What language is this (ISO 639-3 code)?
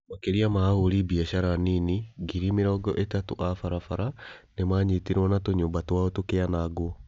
kik